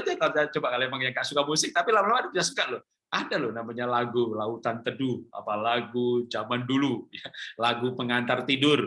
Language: Indonesian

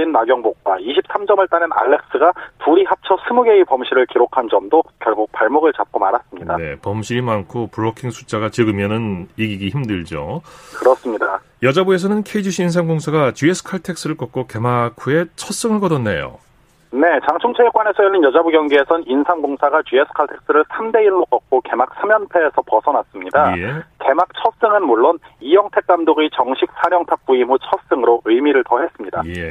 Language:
Korean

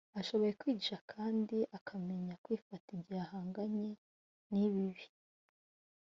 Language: Kinyarwanda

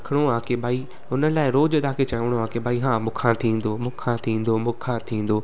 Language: Sindhi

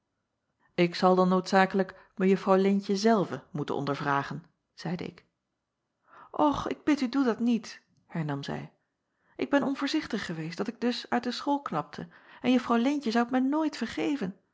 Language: Dutch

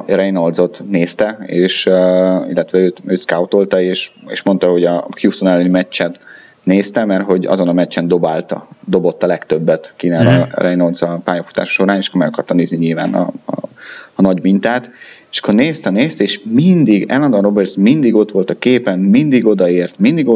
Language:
Hungarian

